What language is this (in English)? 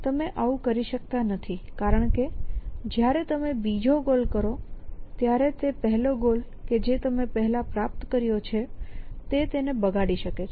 Gujarati